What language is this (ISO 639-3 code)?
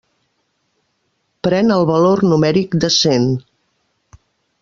cat